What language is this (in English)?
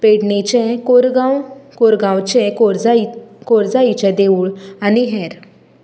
Konkani